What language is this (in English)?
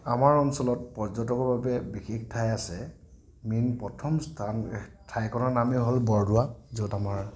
Assamese